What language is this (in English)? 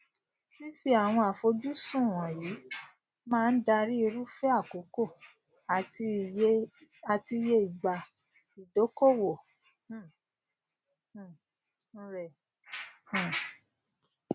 Yoruba